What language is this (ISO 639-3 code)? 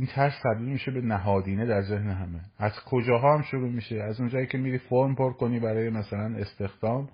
fas